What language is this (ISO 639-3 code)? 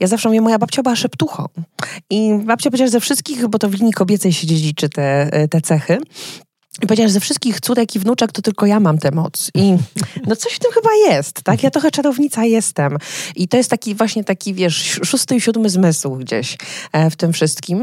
pol